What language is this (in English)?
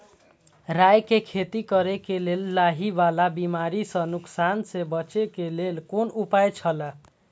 Maithili